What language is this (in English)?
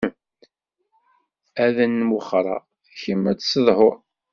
Kabyle